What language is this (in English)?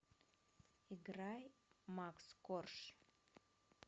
Russian